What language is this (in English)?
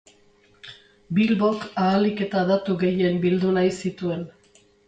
Basque